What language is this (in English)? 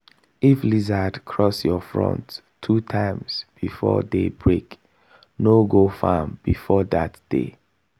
Nigerian Pidgin